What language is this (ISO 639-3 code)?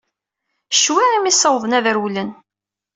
kab